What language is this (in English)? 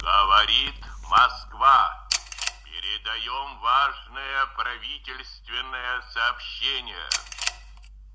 Russian